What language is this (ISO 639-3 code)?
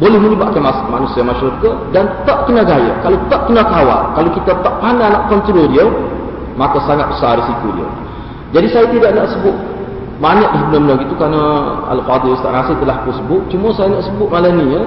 msa